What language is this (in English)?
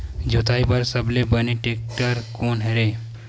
Chhattisgarhi